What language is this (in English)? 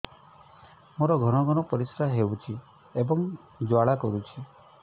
Odia